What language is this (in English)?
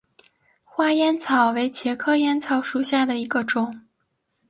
Chinese